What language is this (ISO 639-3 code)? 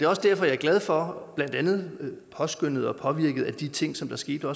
dan